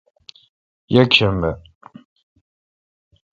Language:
Kalkoti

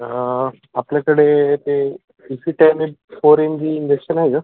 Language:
Marathi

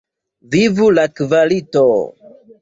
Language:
Esperanto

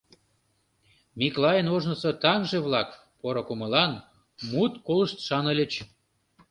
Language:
Mari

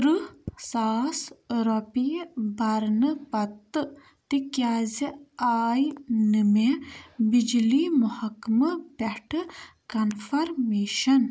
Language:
Kashmiri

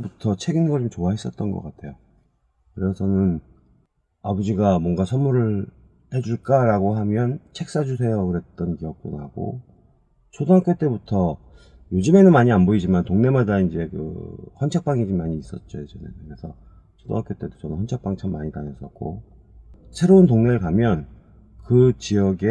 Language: Korean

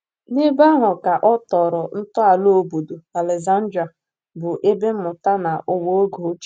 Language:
Igbo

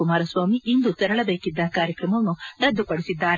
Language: Kannada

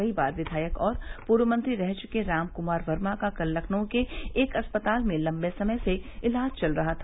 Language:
Hindi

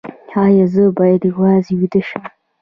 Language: Pashto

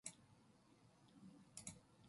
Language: Korean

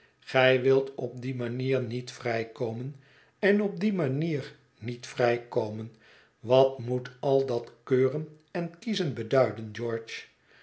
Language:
Dutch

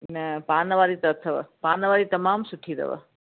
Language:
Sindhi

